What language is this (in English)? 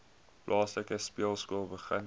Afrikaans